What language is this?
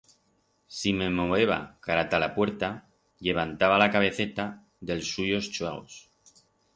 Aragonese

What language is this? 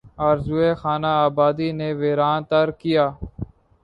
Urdu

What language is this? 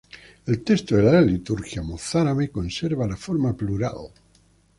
Spanish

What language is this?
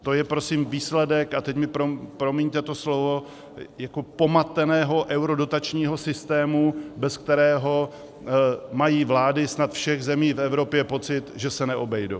Czech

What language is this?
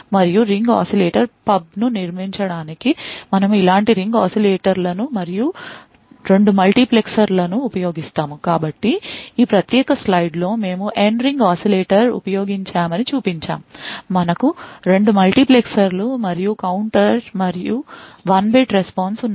Telugu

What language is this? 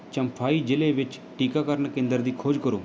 Punjabi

